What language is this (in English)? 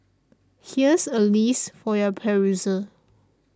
English